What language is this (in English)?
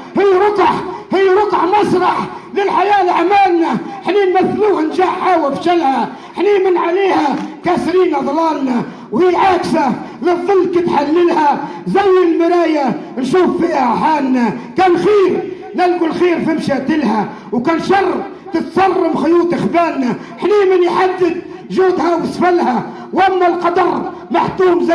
Arabic